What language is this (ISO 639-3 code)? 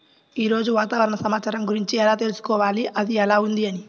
tel